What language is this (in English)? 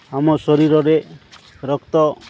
Odia